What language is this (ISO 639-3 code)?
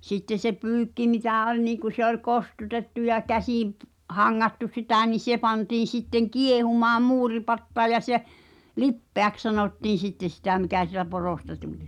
fin